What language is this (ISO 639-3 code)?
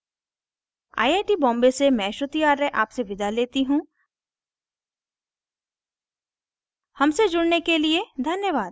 hin